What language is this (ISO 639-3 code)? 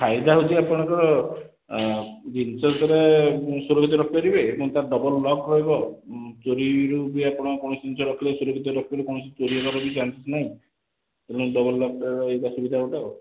ori